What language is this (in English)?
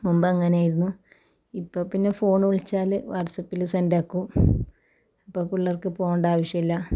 Malayalam